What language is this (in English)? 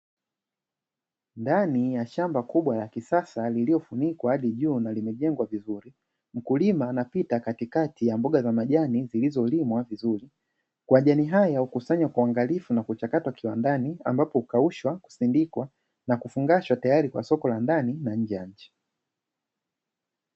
Swahili